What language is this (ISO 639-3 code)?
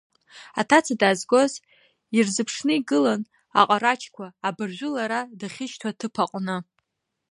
abk